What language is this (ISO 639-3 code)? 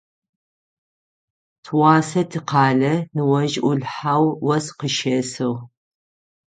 ady